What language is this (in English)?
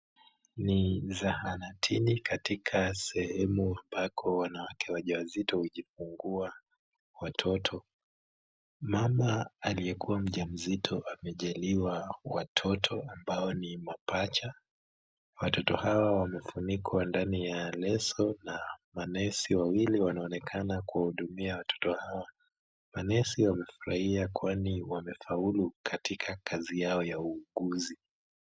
Swahili